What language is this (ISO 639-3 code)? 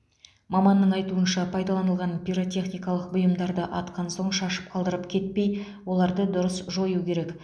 kaz